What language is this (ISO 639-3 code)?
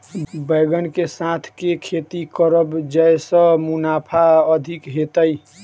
mai